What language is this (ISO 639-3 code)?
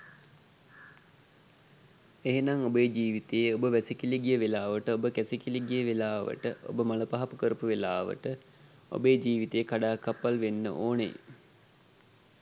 sin